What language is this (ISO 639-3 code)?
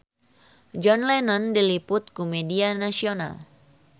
sun